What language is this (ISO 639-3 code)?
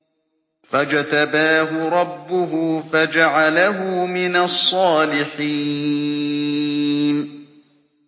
ara